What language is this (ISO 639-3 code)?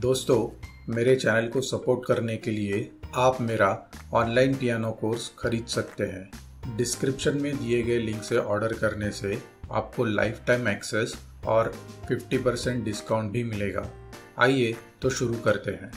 hin